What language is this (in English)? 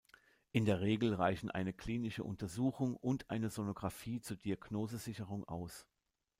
German